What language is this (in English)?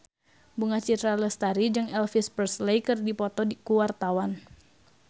Sundanese